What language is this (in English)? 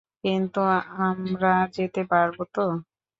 Bangla